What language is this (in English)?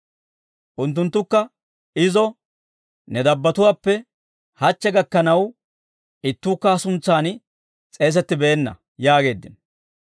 Dawro